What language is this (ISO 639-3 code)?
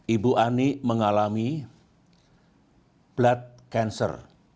ind